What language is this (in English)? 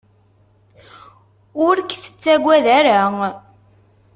Kabyle